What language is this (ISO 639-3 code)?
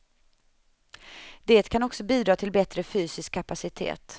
swe